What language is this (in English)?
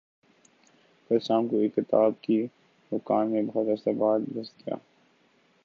Urdu